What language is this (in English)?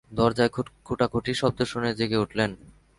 Bangla